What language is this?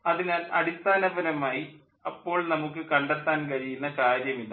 Malayalam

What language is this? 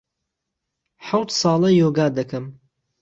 Central Kurdish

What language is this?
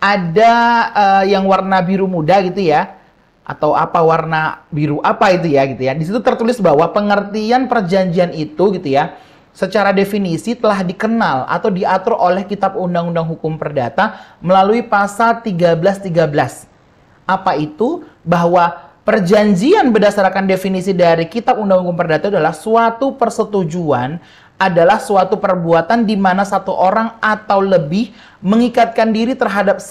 Indonesian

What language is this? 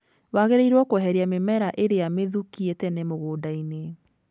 Kikuyu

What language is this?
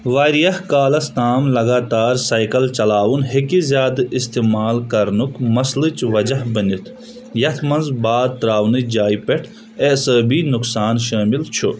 Kashmiri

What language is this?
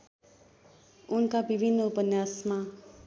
Nepali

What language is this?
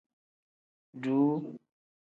Tem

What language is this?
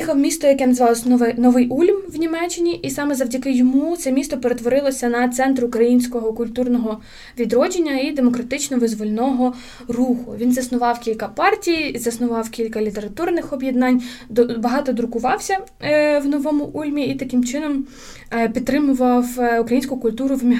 Ukrainian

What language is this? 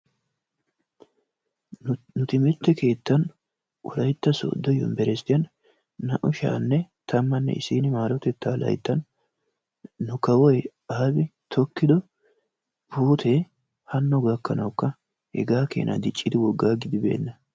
Wolaytta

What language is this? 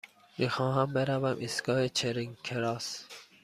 Persian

